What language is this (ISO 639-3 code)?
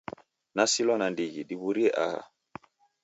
dav